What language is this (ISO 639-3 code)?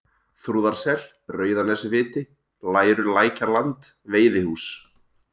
isl